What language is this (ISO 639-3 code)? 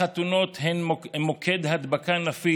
heb